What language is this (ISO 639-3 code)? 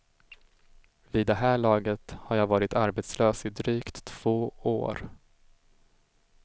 swe